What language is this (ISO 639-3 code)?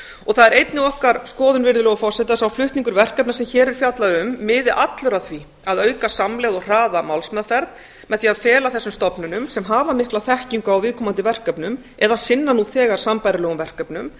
isl